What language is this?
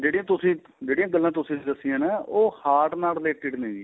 Punjabi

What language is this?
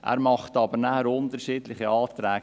Swiss German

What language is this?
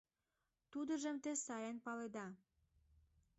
Mari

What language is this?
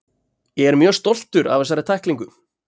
Icelandic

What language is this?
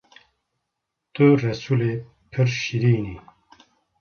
Kurdish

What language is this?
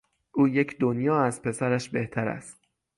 Persian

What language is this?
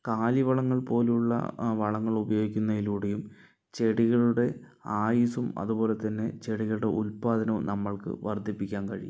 Malayalam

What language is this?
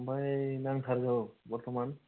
Bodo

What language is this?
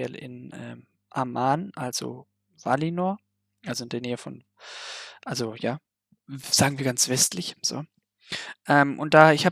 German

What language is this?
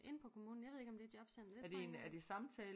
Danish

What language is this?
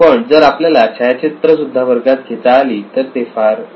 Marathi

